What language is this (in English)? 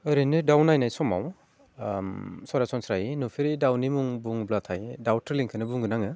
Bodo